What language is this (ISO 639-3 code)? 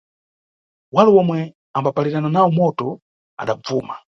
nyu